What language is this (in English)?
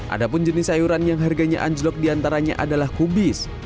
Indonesian